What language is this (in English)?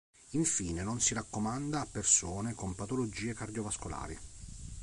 Italian